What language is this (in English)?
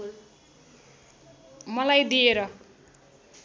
Nepali